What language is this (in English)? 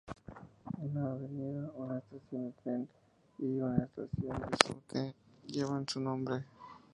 Spanish